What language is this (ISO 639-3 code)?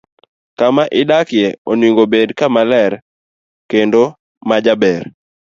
luo